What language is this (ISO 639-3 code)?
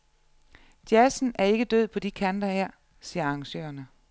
dan